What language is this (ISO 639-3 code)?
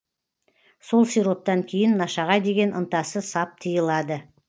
kaz